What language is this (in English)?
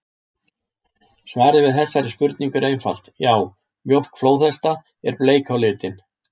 Icelandic